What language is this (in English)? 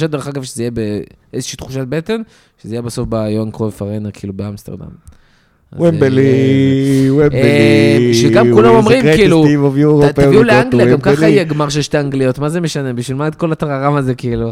Hebrew